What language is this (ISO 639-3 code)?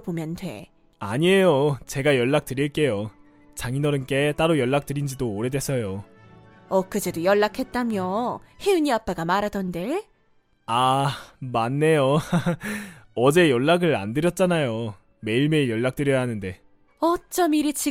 kor